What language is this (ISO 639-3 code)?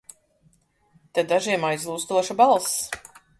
lav